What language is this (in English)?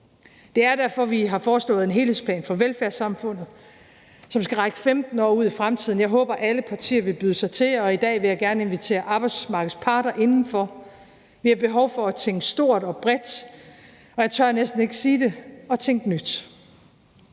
Danish